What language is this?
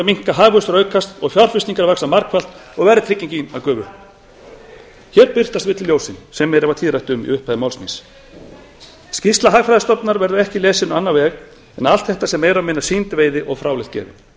Icelandic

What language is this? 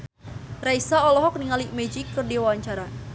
Sundanese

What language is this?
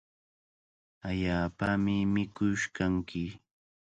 Cajatambo North Lima Quechua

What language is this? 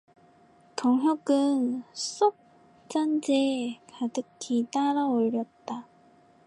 Korean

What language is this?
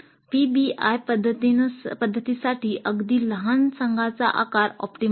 Marathi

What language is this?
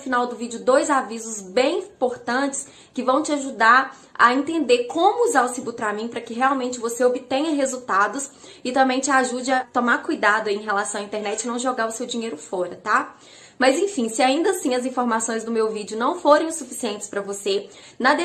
Portuguese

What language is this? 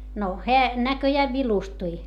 Finnish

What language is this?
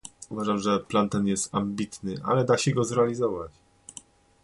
Polish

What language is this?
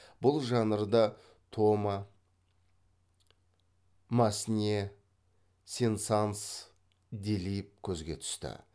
Kazakh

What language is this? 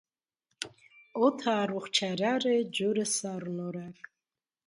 Armenian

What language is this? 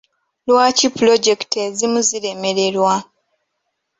Ganda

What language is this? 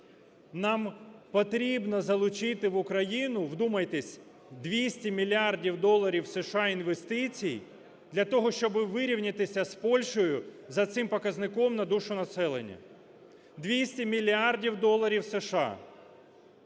Ukrainian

